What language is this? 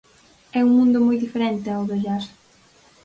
Galician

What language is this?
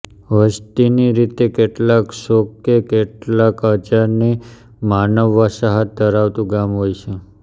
Gujarati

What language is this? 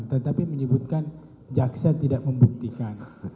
Indonesian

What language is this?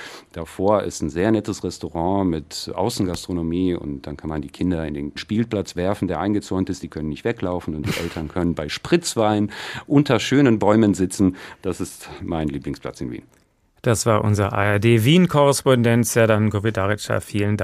German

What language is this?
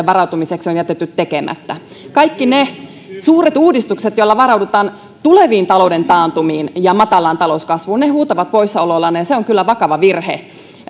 Finnish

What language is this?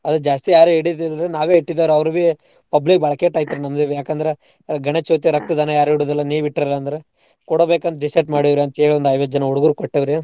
Kannada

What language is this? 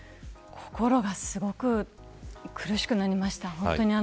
Japanese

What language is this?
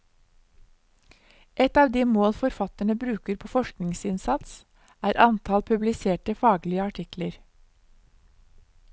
Norwegian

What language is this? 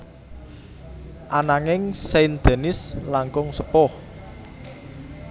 Javanese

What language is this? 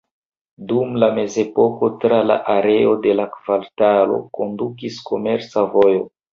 Esperanto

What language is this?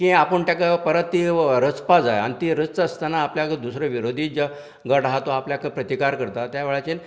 Konkani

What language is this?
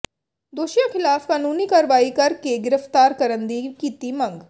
Punjabi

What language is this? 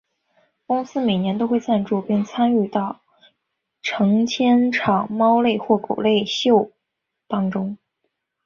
Chinese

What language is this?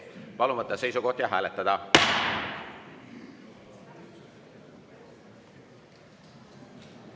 Estonian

